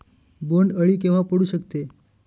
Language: Marathi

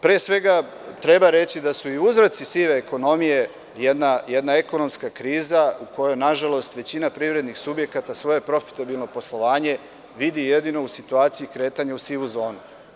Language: Serbian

